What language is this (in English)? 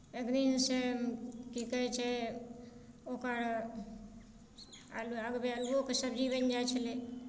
Maithili